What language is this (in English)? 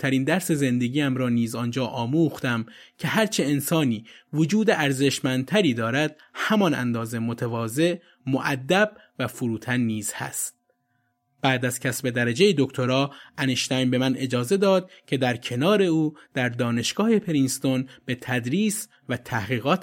Persian